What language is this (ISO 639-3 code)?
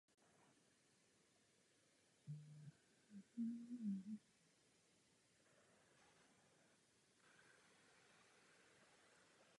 ces